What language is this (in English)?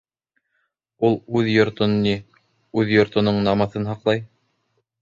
Bashkir